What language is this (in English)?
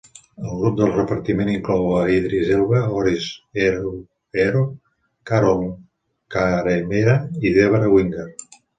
Catalan